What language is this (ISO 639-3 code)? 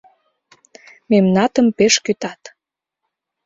chm